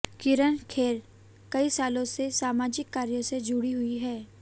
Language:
Hindi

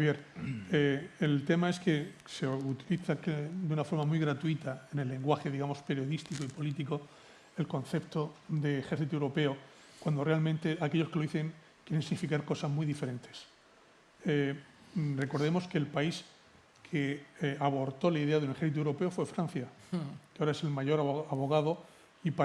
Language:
Spanish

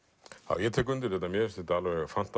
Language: Icelandic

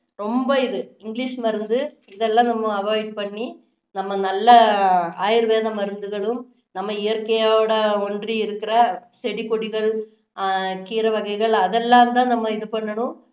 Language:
Tamil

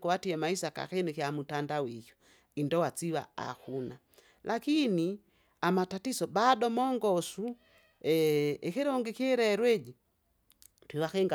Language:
Kinga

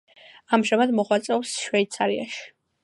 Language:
Georgian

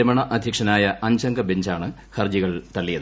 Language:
Malayalam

